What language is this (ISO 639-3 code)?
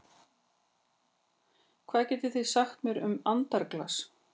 isl